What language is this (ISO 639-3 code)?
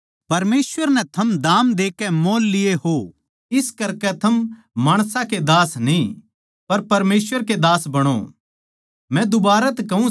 bgc